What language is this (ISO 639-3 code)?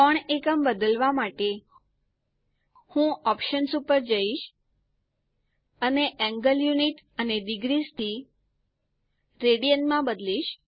guj